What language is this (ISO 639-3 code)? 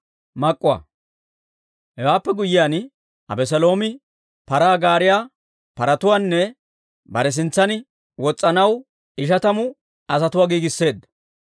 dwr